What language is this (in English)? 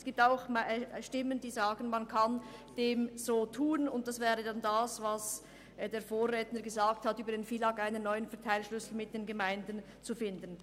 Swiss German